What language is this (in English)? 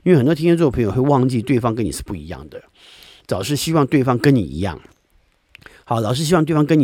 Chinese